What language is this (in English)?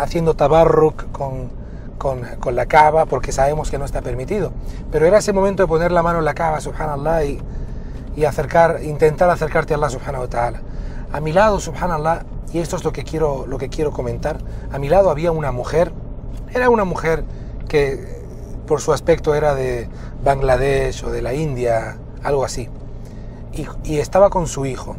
Spanish